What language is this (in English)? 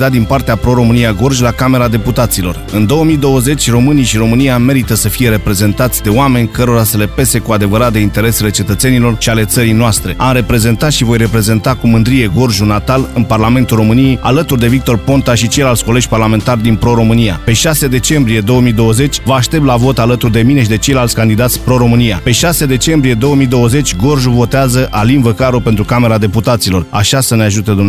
Romanian